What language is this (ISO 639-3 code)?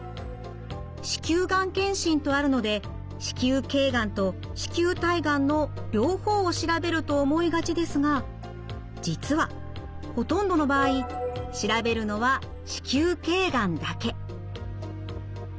jpn